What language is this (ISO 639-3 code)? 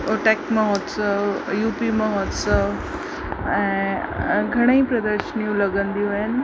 snd